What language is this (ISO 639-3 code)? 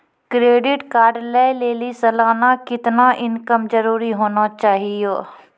mai